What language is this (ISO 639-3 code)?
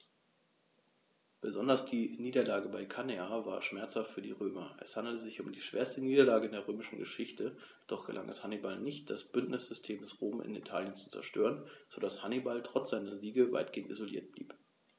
deu